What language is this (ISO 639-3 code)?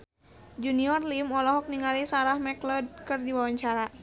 sun